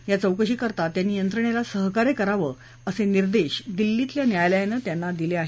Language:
Marathi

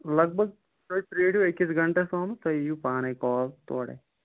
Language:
Kashmiri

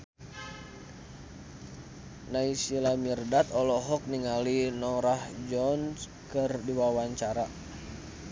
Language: Sundanese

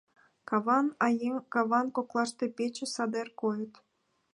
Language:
Mari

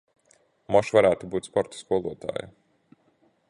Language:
Latvian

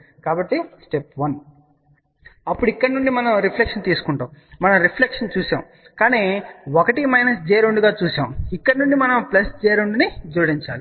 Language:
Telugu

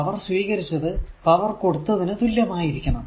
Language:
Malayalam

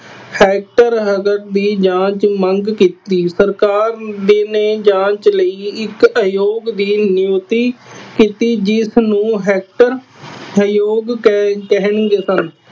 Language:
Punjabi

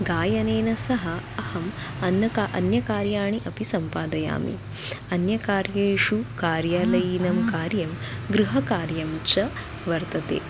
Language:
Sanskrit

